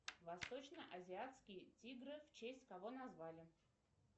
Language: Russian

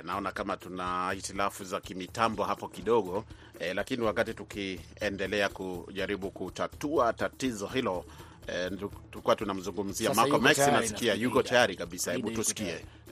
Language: Swahili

